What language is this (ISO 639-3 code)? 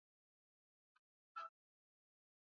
swa